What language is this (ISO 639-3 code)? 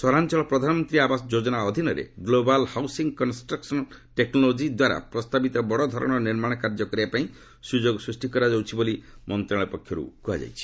ori